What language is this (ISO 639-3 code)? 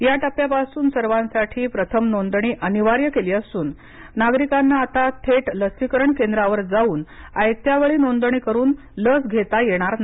mar